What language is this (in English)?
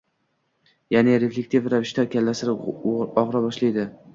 Uzbek